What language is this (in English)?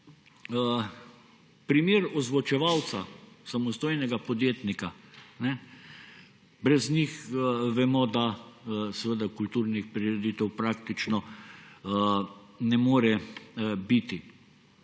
Slovenian